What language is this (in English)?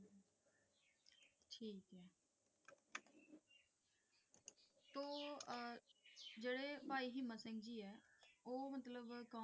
Punjabi